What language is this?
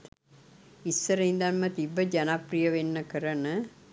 Sinhala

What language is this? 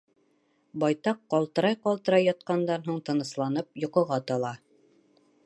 Bashkir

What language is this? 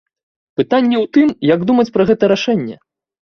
Belarusian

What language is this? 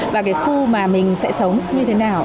Vietnamese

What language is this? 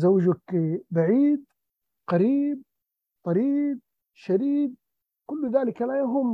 Arabic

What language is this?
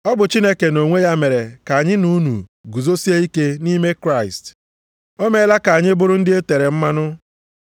Igbo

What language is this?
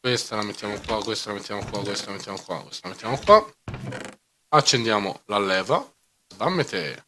Italian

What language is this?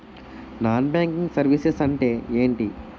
Telugu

